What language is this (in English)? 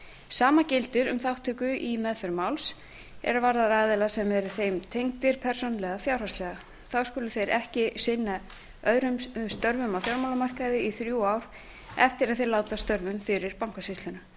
Icelandic